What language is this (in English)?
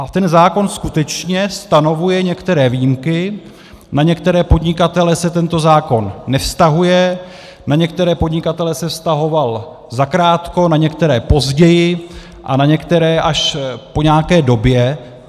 Czech